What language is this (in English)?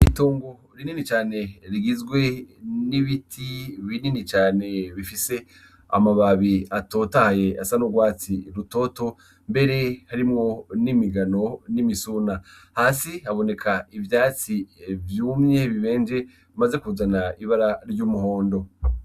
Rundi